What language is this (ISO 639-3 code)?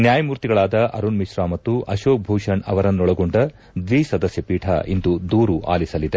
kan